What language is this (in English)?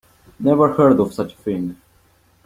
English